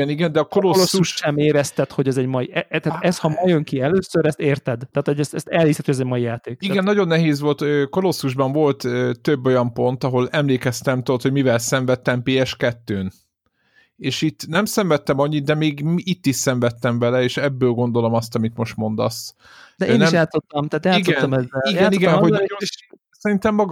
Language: Hungarian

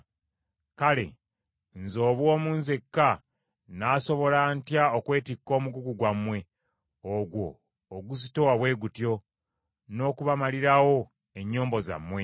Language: Ganda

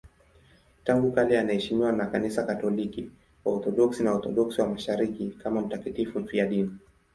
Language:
Swahili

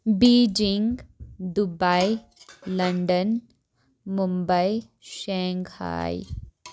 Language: Kashmiri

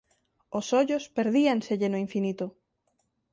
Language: Galician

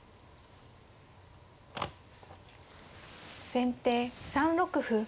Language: Japanese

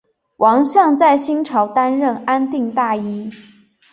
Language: Chinese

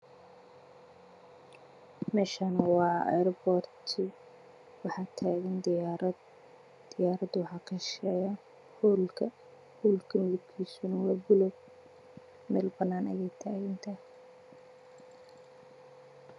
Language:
Somali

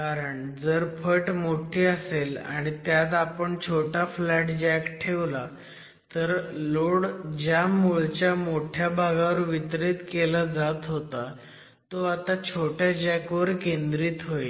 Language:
Marathi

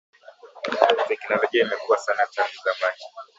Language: Swahili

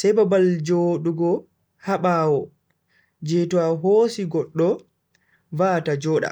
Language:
Bagirmi Fulfulde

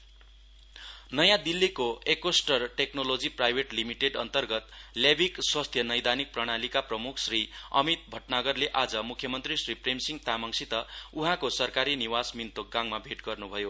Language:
Nepali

